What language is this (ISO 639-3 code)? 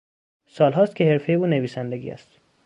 fas